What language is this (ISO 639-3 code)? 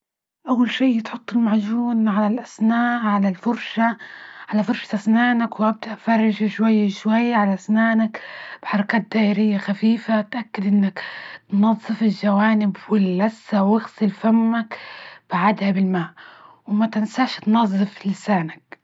ayl